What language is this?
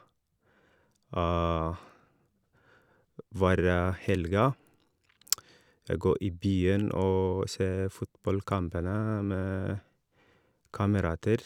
Norwegian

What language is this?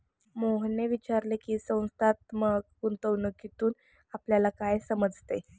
Marathi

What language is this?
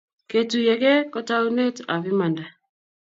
Kalenjin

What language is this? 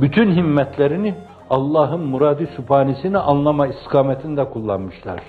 Turkish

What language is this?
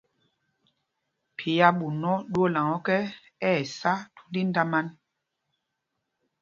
Mpumpong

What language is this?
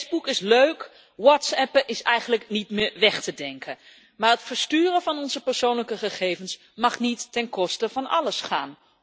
Dutch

